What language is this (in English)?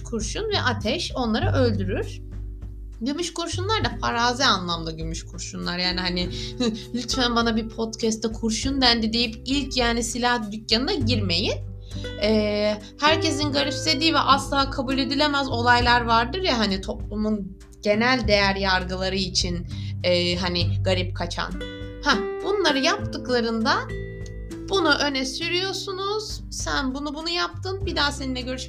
Turkish